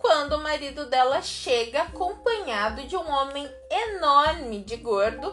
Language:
Portuguese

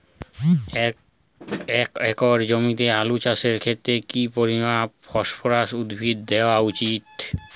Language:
Bangla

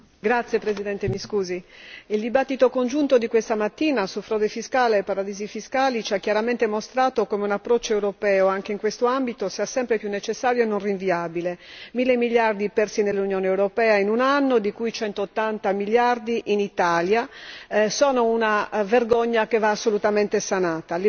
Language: Italian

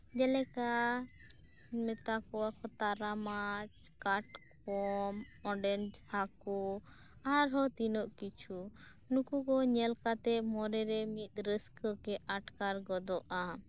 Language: Santali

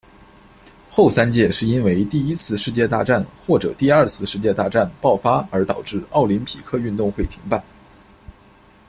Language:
Chinese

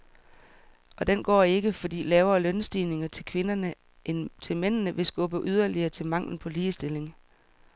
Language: Danish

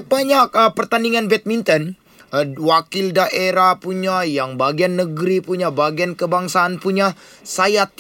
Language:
Malay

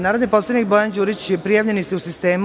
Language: Serbian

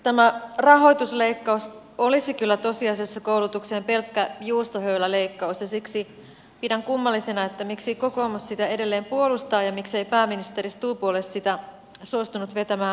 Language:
Finnish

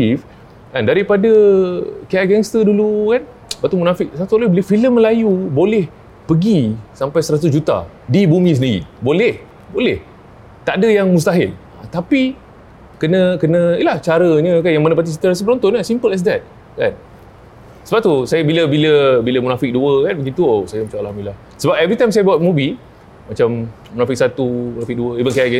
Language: Malay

